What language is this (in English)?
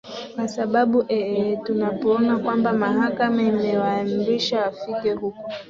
Swahili